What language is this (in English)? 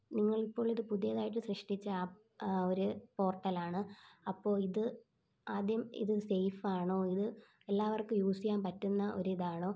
Malayalam